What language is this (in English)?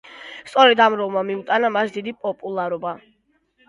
Georgian